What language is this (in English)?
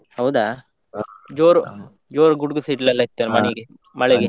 Kannada